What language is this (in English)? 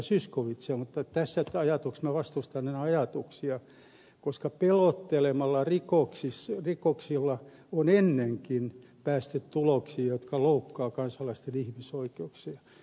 Finnish